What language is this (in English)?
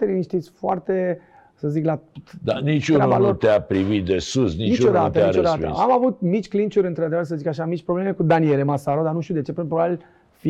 Romanian